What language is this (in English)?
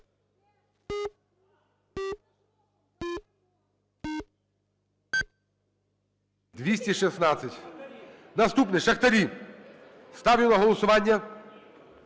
Ukrainian